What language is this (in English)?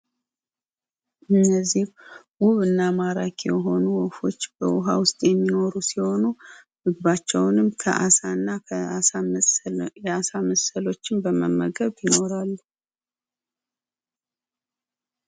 Amharic